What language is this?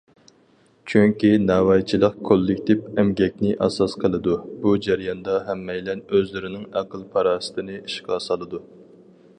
Uyghur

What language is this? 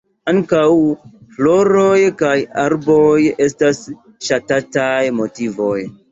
Esperanto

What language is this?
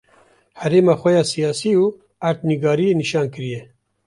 Kurdish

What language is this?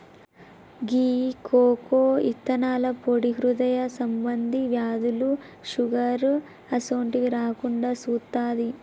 Telugu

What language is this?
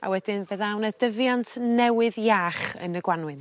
Welsh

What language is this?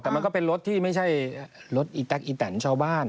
Thai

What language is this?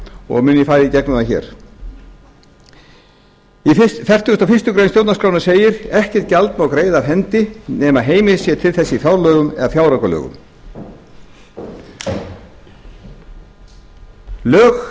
Icelandic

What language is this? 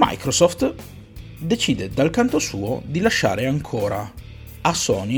Italian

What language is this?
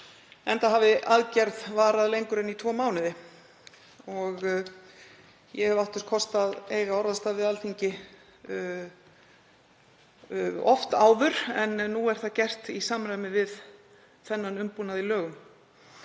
Icelandic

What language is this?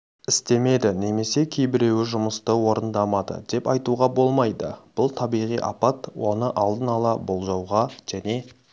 Kazakh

